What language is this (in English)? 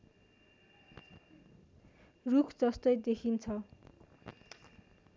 Nepali